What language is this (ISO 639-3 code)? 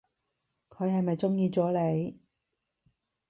yue